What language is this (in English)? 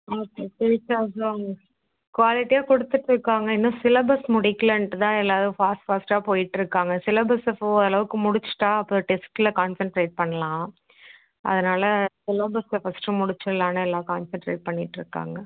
Tamil